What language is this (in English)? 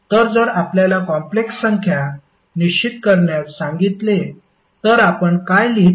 Marathi